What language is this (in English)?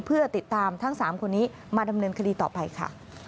Thai